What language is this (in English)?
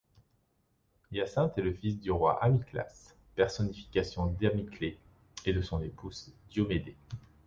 French